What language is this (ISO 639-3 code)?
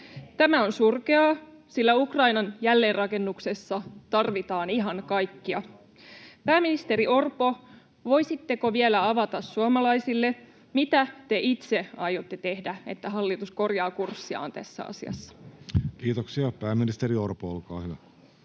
fin